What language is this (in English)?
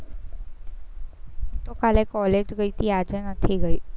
Gujarati